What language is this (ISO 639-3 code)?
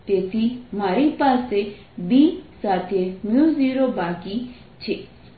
guj